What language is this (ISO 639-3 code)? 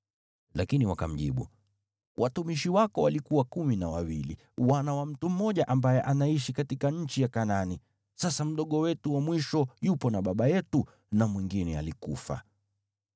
swa